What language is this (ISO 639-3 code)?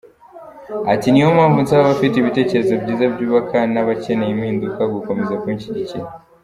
kin